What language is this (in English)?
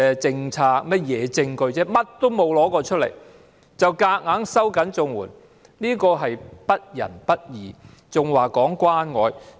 Cantonese